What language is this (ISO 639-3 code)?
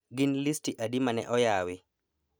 luo